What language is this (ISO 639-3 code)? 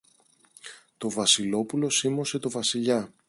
ell